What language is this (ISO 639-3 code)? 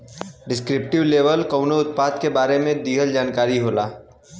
bho